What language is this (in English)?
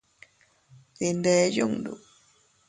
Teutila Cuicatec